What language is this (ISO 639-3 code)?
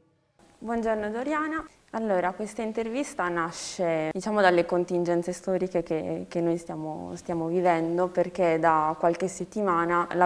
ita